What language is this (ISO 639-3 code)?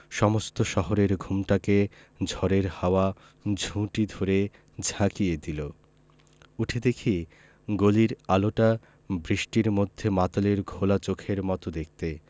ben